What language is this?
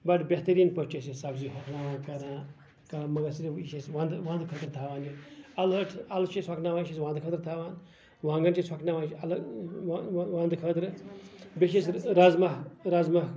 Kashmiri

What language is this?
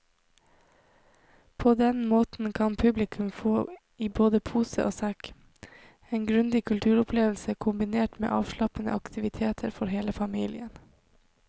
Norwegian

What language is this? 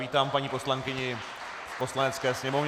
Czech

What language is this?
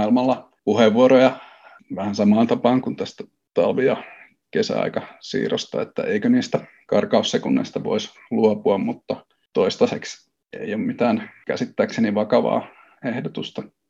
Finnish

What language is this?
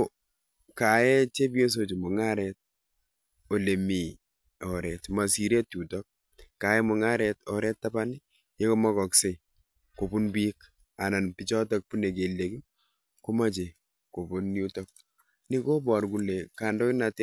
Kalenjin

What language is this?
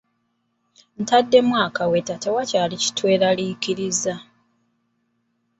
Ganda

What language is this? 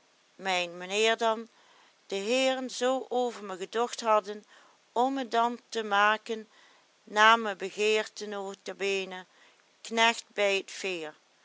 Dutch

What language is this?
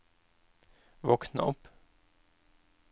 Norwegian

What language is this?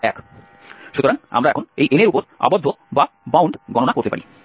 Bangla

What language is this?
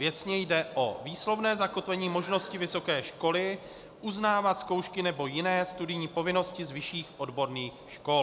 Czech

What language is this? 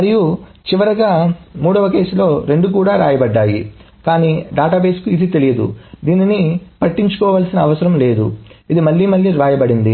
Telugu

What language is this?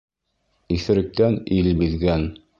Bashkir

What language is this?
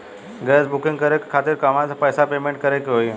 Bhojpuri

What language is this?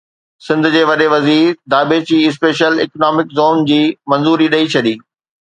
Sindhi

